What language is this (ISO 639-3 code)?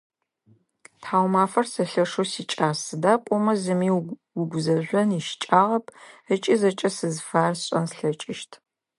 ady